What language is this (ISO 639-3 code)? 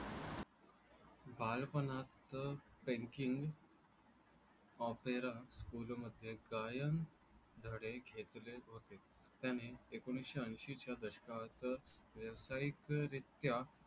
mar